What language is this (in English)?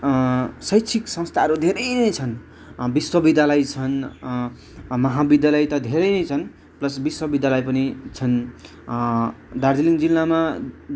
Nepali